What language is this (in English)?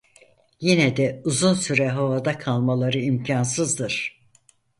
Turkish